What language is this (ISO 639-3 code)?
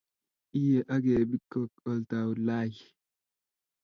kln